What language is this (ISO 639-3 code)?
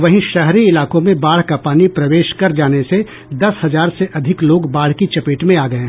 hin